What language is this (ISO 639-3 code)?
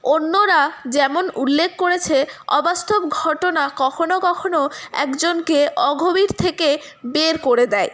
ben